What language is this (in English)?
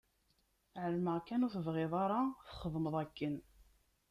Kabyle